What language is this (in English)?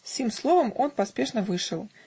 Russian